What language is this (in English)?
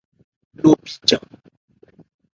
Ebrié